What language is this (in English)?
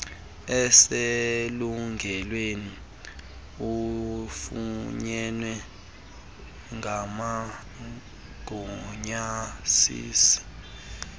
Xhosa